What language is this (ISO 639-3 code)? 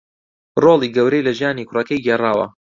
ckb